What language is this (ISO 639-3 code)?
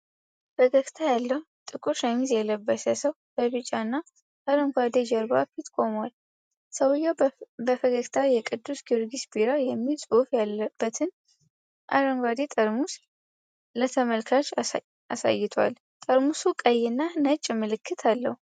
amh